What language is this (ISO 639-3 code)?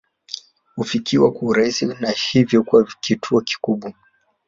swa